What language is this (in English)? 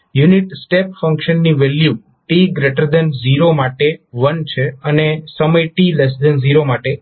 Gujarati